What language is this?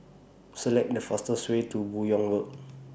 English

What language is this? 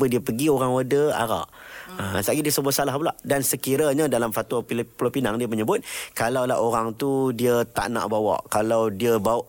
Malay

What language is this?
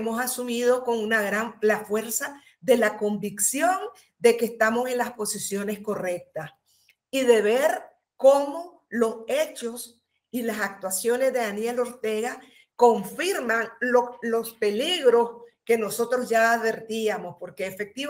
Spanish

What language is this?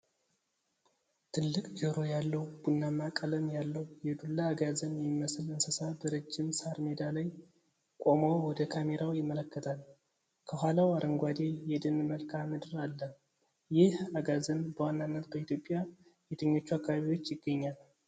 Amharic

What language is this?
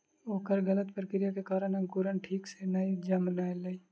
Maithili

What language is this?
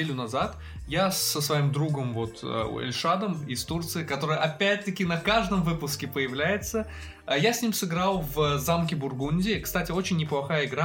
Russian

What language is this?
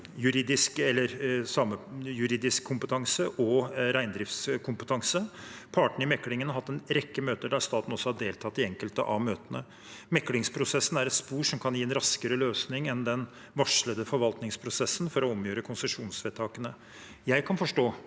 Norwegian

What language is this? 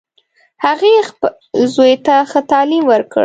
Pashto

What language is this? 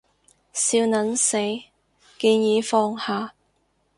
Cantonese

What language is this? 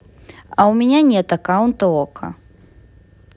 Russian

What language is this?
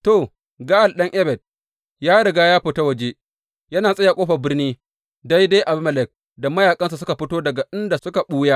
Hausa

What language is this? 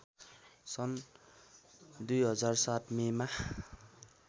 Nepali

